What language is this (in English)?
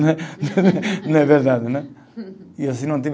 Portuguese